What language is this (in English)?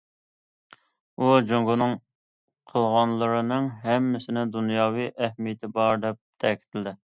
Uyghur